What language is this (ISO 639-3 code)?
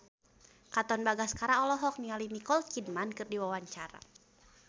sun